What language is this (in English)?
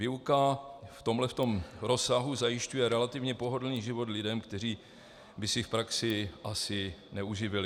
Czech